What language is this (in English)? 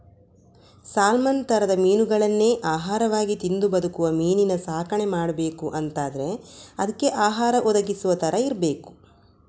Kannada